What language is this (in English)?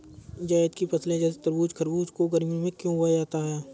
Hindi